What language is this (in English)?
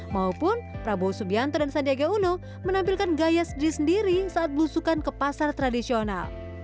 Indonesian